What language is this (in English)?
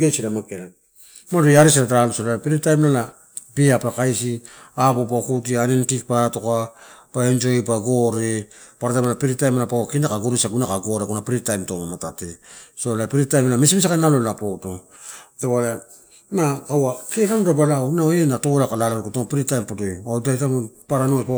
Torau